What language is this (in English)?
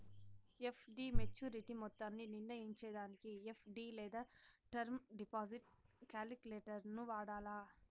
Telugu